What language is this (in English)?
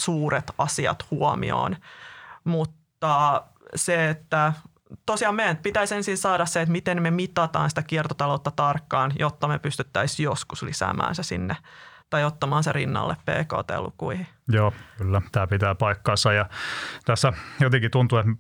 Finnish